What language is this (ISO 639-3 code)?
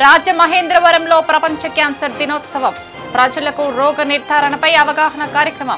hin